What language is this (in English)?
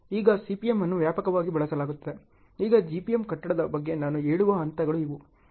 Kannada